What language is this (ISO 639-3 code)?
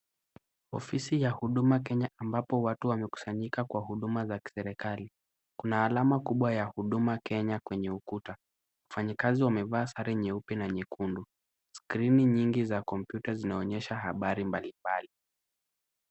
swa